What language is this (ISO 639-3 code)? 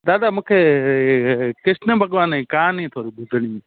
snd